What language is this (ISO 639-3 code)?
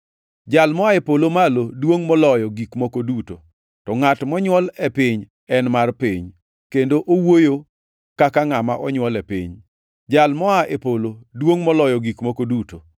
luo